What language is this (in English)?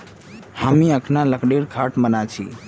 Magahi